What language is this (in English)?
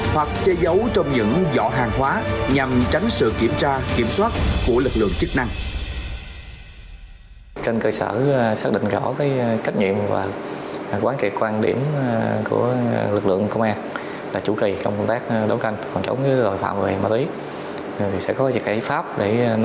Vietnamese